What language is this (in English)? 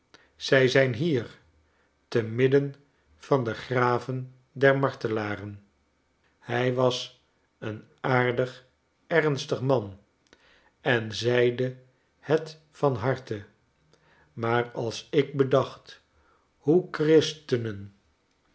Dutch